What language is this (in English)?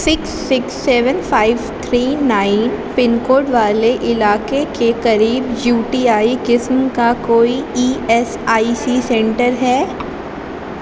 Urdu